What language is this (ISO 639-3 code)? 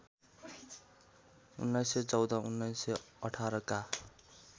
nep